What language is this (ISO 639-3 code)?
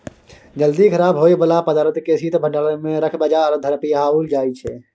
mai